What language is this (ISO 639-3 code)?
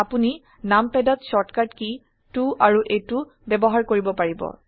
asm